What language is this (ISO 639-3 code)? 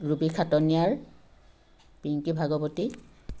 asm